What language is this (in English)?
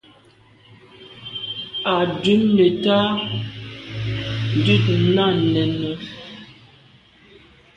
Medumba